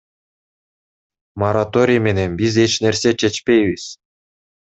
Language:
Kyrgyz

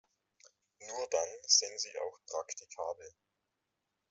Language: German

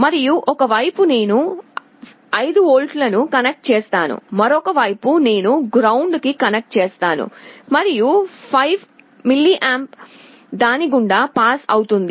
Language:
Telugu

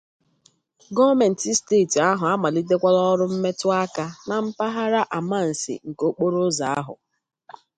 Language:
Igbo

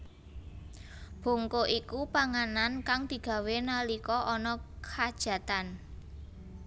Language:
Javanese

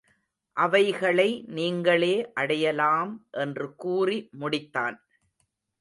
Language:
Tamil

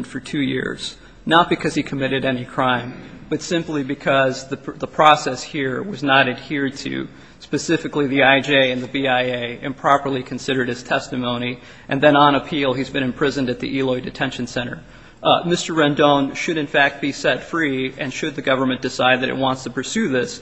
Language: English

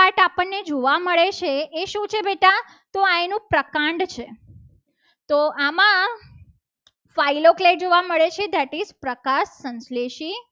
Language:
Gujarati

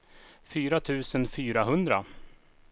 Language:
Swedish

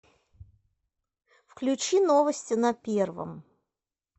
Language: Russian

